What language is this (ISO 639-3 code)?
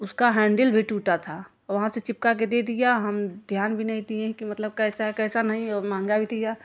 hin